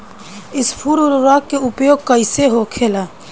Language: Bhojpuri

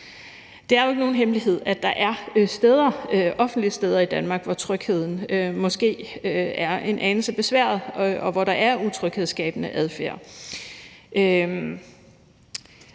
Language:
Danish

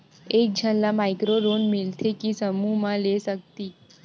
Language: Chhattisgarhi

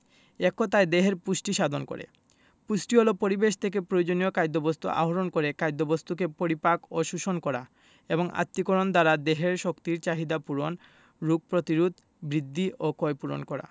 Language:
Bangla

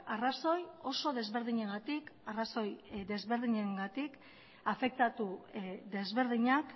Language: Basque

